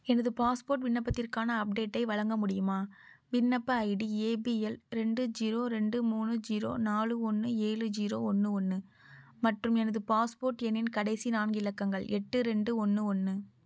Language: Tamil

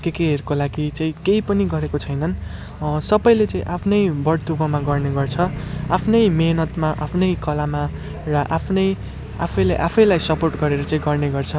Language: Nepali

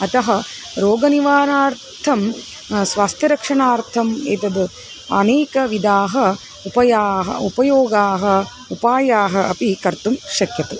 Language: Sanskrit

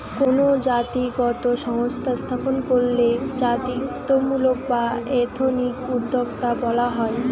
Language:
Bangla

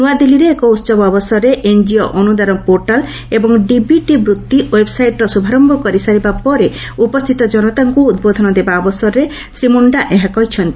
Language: Odia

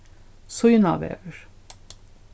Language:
Faroese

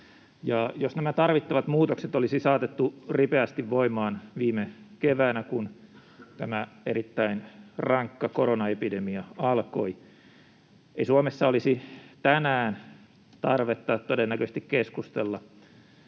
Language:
Finnish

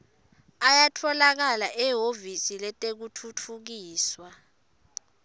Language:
Swati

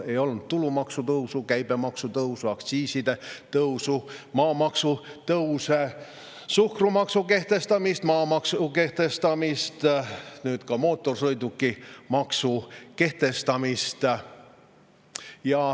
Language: Estonian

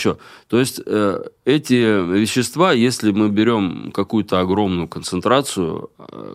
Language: Russian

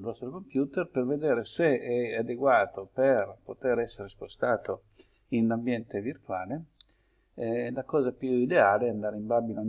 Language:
Italian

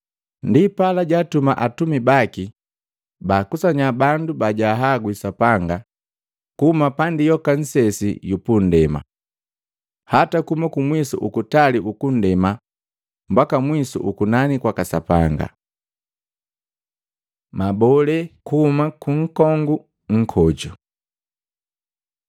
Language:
Matengo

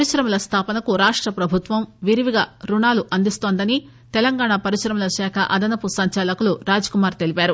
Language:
Telugu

